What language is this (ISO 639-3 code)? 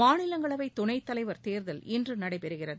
tam